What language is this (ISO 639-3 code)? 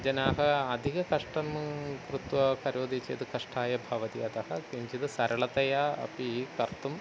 san